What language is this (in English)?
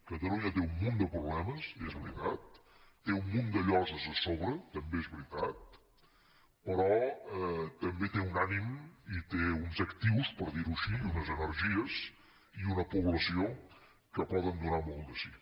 Catalan